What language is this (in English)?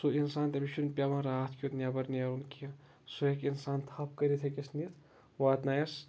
Kashmiri